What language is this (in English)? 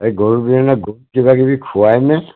Assamese